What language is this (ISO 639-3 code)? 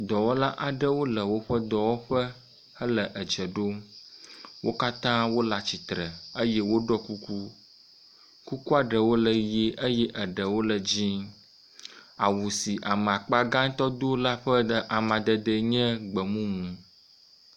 ewe